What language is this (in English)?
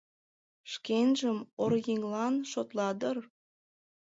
Mari